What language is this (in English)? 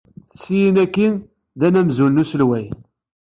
Kabyle